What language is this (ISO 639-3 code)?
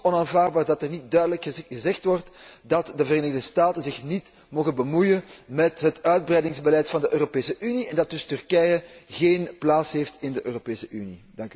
nld